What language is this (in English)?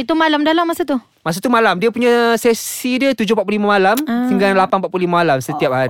Malay